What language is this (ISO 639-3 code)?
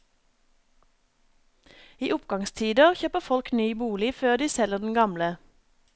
nor